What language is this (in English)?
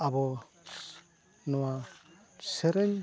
Santali